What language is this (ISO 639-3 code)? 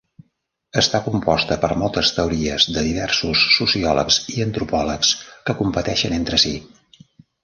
cat